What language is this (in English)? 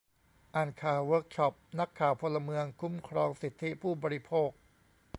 Thai